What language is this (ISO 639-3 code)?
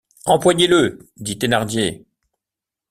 fra